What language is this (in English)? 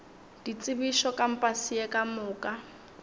Northern Sotho